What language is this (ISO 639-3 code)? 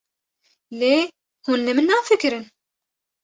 kur